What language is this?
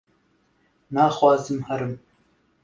Kurdish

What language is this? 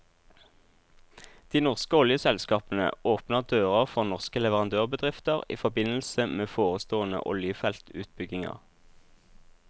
Norwegian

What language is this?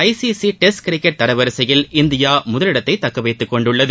Tamil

